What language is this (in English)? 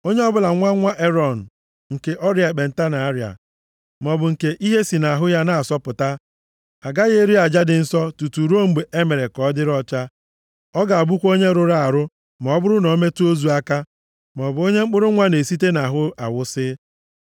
Igbo